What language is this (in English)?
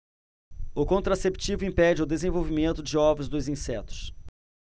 Portuguese